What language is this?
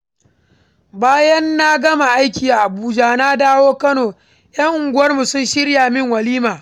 Hausa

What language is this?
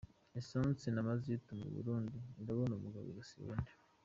Kinyarwanda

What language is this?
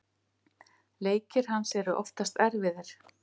Icelandic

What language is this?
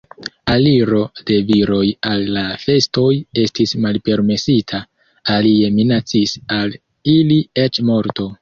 Esperanto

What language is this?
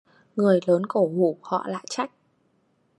Vietnamese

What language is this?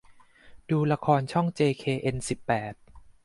Thai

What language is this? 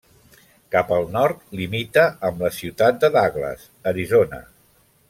Catalan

